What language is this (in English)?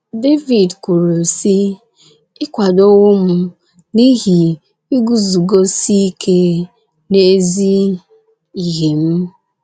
Igbo